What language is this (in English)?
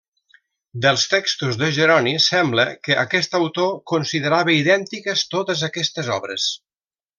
Catalan